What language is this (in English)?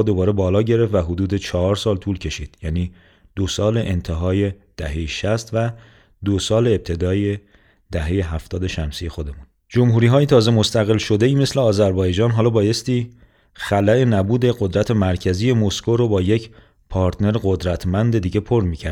Persian